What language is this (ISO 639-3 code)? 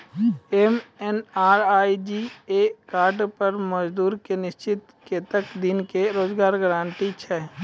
mai